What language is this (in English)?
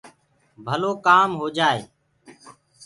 Gurgula